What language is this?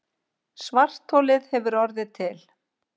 Icelandic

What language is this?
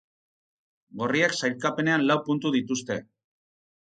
Basque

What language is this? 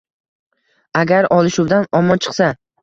Uzbek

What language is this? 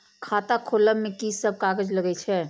Maithili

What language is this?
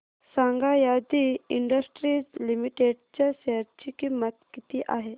Marathi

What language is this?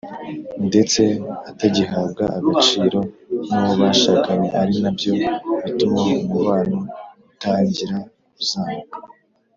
Kinyarwanda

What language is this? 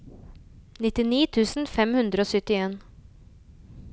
Norwegian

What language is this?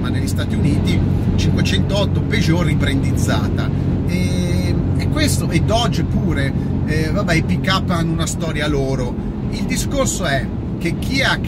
Italian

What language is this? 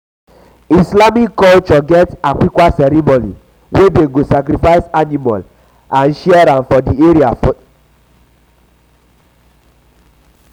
Nigerian Pidgin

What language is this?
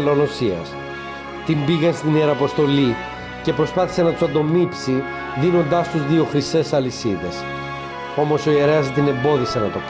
Greek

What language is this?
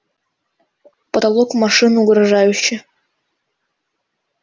Russian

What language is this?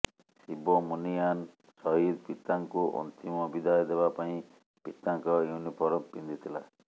Odia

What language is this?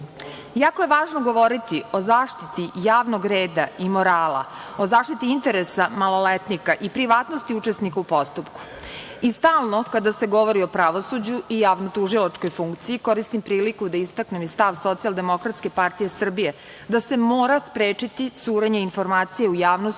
Serbian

